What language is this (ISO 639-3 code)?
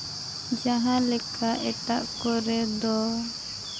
sat